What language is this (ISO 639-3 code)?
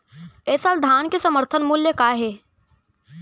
hne